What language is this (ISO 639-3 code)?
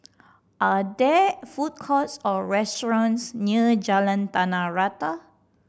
eng